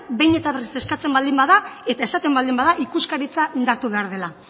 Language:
Basque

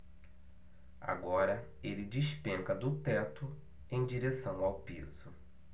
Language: Portuguese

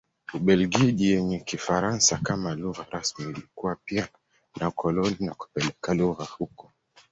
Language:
Swahili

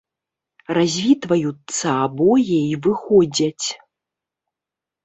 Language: Belarusian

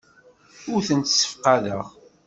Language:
Kabyle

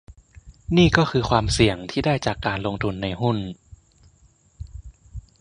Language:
Thai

